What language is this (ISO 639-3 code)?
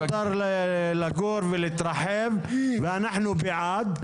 heb